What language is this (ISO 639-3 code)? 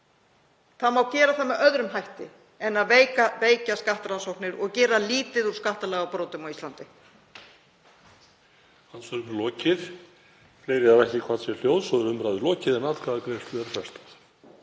isl